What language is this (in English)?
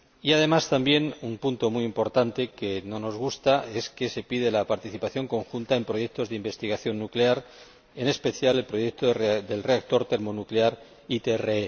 Spanish